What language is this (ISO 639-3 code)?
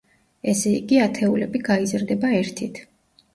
kat